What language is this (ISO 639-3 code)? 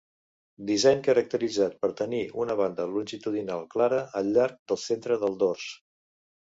cat